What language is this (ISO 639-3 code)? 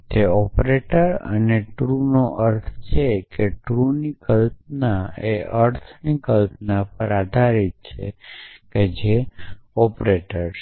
guj